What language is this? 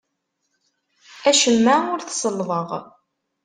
Kabyle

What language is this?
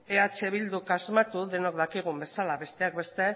Basque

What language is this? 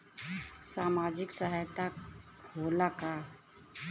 Bhojpuri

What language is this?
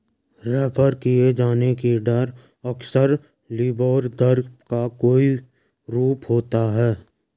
Hindi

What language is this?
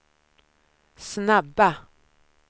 Swedish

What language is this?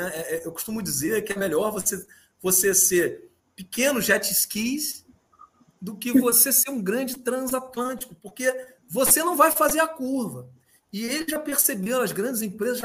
Portuguese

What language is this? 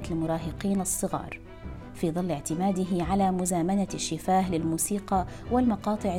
Arabic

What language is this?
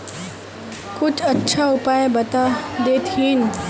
Magahi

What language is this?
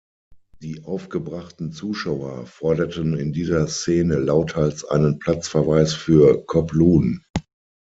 German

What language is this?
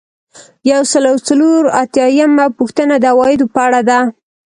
Pashto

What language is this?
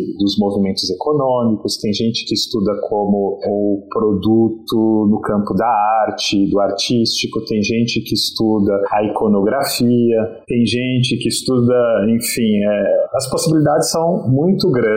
Portuguese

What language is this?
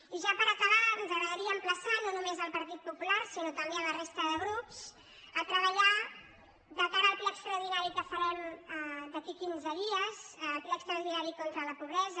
Catalan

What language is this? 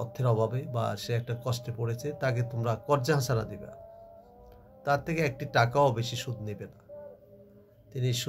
Hindi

